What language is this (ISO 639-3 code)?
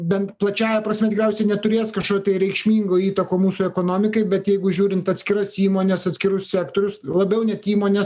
lit